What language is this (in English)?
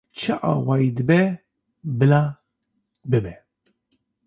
Kurdish